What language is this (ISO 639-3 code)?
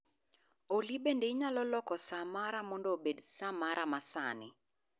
luo